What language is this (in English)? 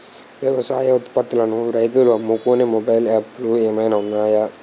Telugu